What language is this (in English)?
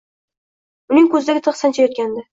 Uzbek